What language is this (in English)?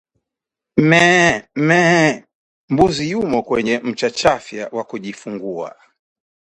Swahili